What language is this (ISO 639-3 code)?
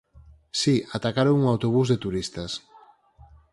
glg